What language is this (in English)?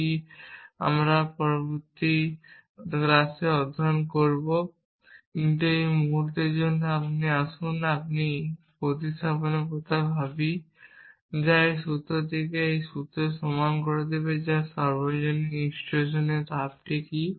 Bangla